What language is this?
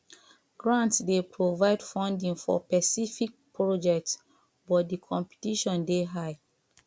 Nigerian Pidgin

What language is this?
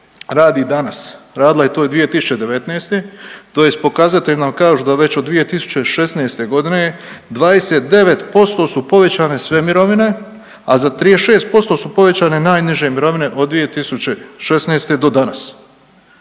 Croatian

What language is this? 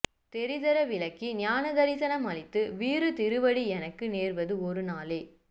Tamil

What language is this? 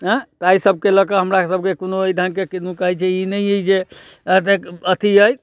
Maithili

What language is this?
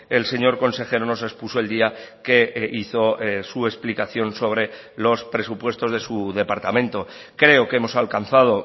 Spanish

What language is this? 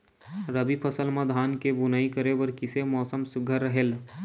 Chhattisgarhi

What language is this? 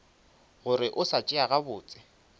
Northern Sotho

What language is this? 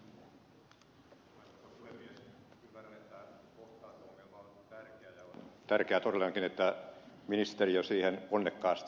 Finnish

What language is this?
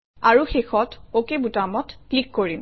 Assamese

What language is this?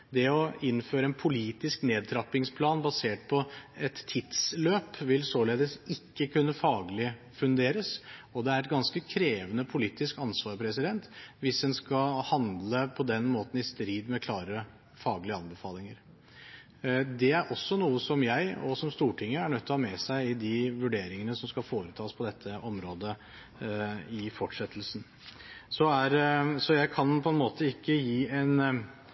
Norwegian Bokmål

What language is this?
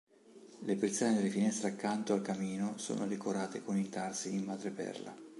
Italian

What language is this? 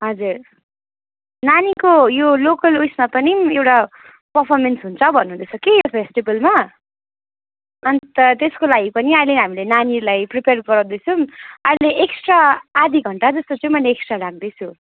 Nepali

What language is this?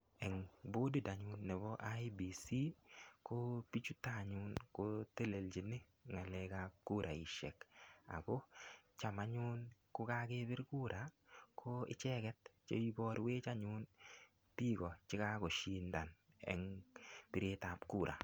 Kalenjin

